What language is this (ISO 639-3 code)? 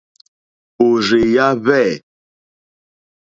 bri